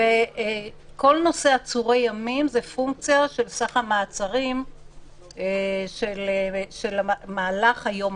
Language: Hebrew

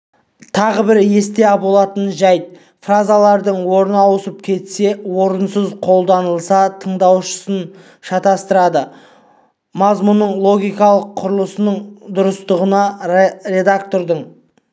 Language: Kazakh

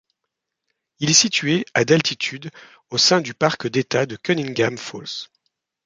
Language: French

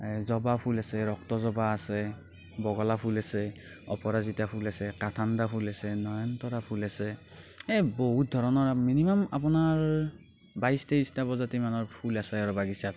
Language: Assamese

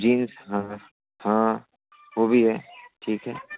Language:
Hindi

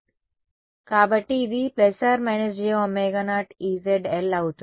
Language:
Telugu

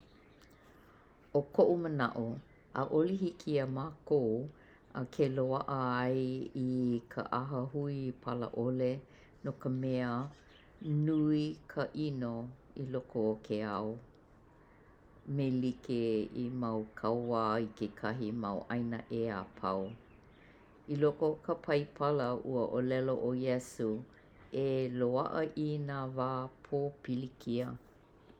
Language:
Hawaiian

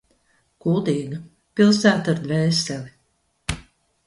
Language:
Latvian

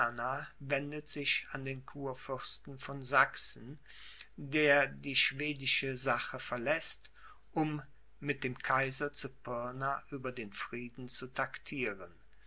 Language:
German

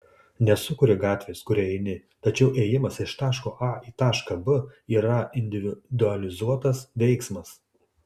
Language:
Lithuanian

